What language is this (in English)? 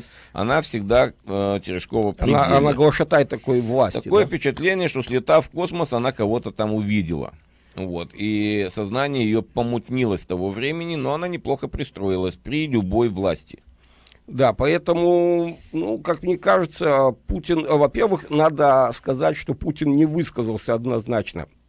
Russian